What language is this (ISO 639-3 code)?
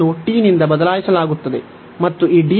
kan